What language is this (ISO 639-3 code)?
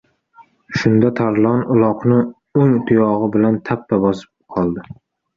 uzb